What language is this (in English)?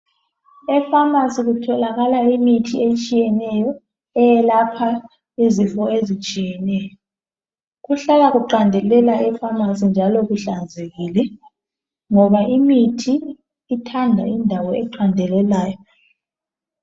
North Ndebele